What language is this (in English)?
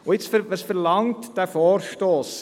Swiss German